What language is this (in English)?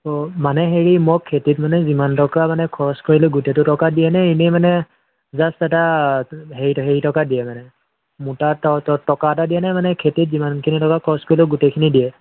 Assamese